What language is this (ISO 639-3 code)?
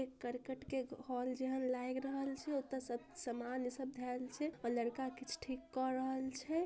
mag